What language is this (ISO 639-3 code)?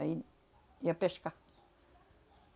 por